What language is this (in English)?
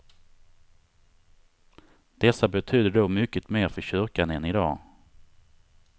Swedish